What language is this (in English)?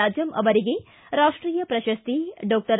Kannada